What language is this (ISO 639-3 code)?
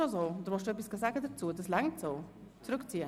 gsw